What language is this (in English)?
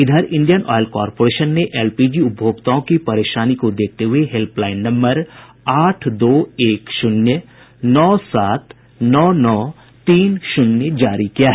Hindi